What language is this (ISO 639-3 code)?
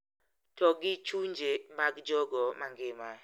luo